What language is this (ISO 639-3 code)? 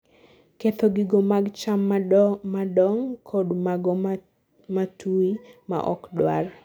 luo